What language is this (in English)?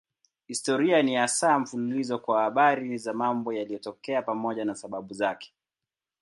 Swahili